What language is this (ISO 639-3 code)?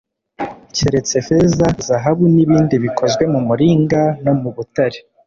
kin